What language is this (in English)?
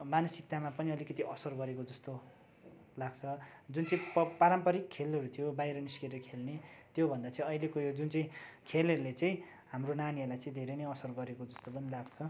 Nepali